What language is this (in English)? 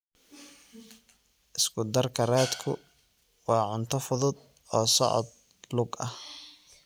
Somali